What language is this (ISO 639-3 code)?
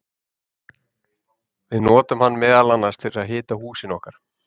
isl